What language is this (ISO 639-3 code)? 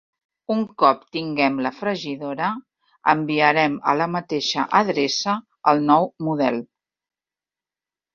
cat